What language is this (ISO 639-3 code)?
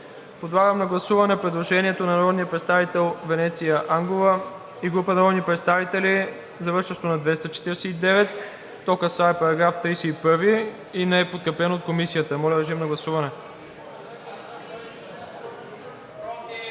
bul